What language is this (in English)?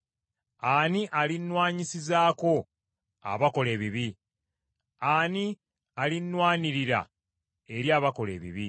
Ganda